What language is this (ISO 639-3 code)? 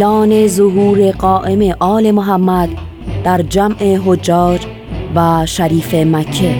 fas